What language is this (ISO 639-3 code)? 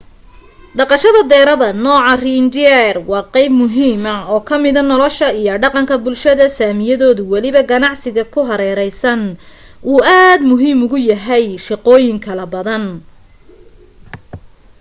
som